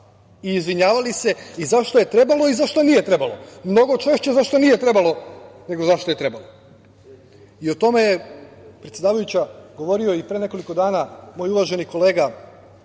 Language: Serbian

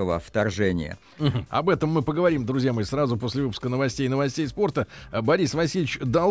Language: Russian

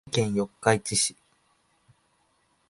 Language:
Japanese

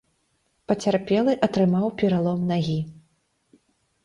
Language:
Belarusian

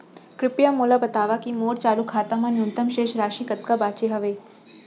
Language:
Chhattisgarhi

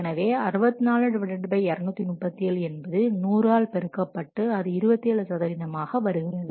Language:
Tamil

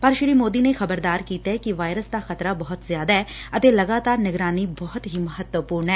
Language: Punjabi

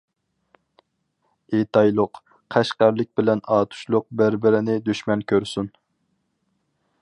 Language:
Uyghur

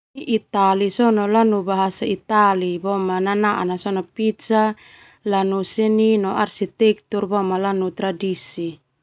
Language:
Termanu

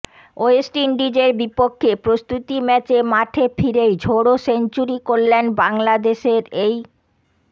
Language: Bangla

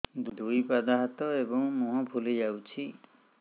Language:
Odia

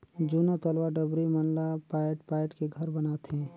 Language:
Chhattisgarhi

